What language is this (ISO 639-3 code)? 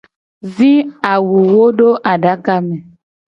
gej